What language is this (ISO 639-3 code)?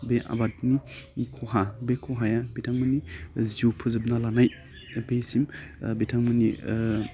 brx